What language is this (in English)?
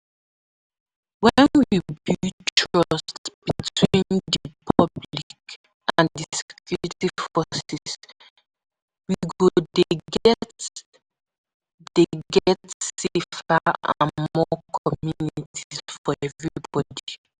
Nigerian Pidgin